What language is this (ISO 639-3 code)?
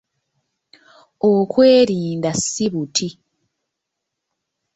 lug